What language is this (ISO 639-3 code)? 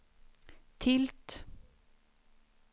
swe